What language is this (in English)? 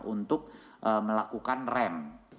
Indonesian